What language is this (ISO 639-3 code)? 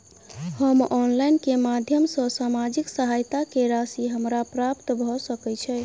mai